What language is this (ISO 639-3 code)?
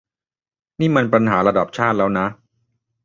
tha